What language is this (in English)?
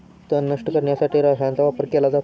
Marathi